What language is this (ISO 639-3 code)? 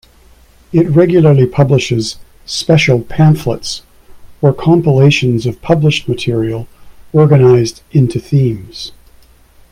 eng